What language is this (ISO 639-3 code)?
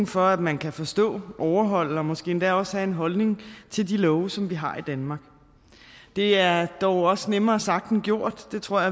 dan